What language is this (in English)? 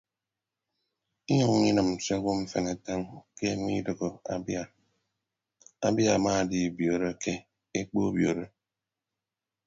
Ibibio